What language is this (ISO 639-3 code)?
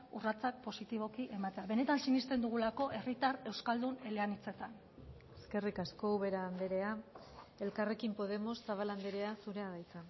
eus